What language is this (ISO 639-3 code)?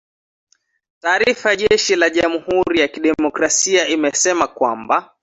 swa